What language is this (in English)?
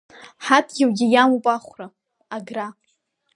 Abkhazian